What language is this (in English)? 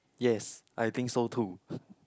English